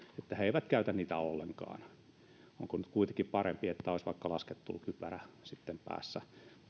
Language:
Finnish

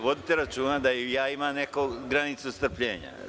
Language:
Serbian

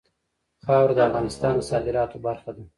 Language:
Pashto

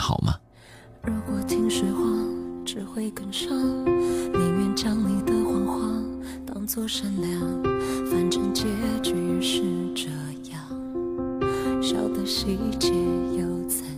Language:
Chinese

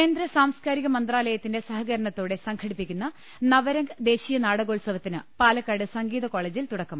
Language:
Malayalam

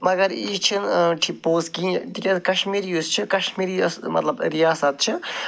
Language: Kashmiri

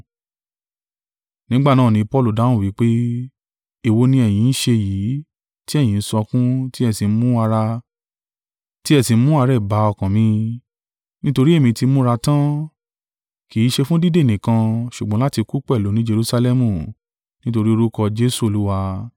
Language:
Yoruba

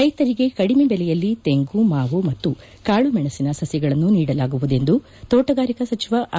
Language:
Kannada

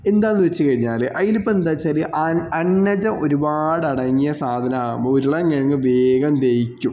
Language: Malayalam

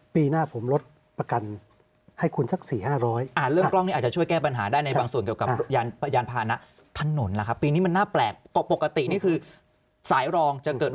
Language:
Thai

